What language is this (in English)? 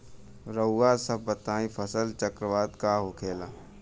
Bhojpuri